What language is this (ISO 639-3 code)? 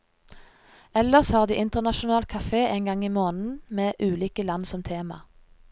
nor